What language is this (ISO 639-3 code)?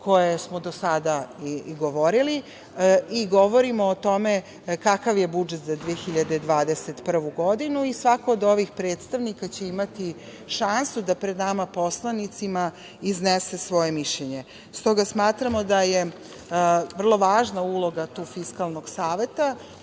srp